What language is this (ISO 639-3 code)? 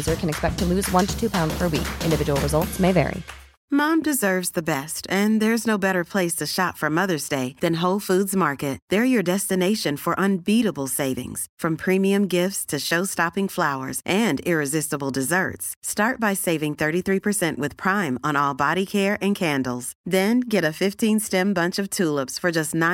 swe